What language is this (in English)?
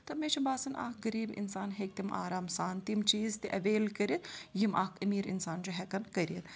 Kashmiri